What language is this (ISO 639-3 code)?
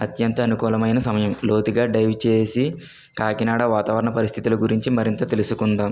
tel